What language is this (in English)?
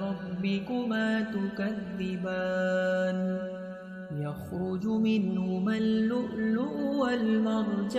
Arabic